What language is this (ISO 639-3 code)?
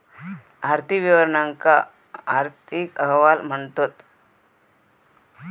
mar